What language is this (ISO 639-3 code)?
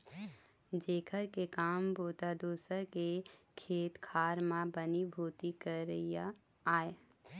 hne